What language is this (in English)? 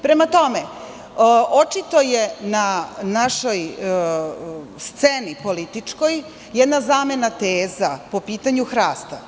Serbian